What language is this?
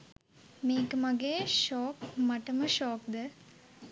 Sinhala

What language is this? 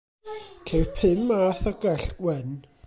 Welsh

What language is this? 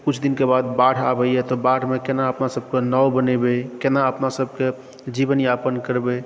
Maithili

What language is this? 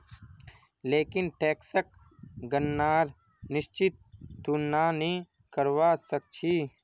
Magahi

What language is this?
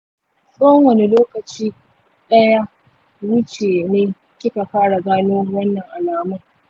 Hausa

